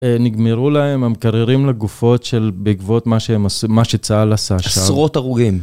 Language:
Hebrew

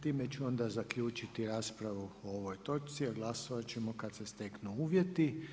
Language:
Croatian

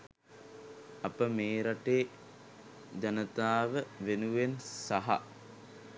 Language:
Sinhala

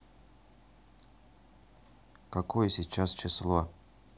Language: Russian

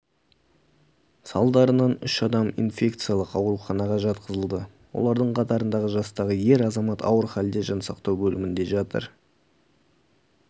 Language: Kazakh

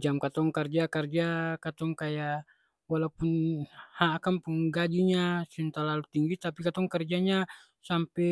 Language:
Ambonese Malay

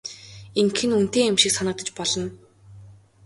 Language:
Mongolian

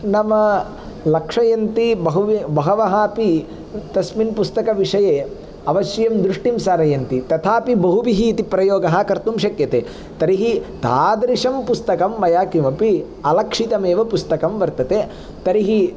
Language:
Sanskrit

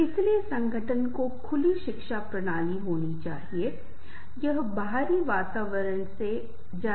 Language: Hindi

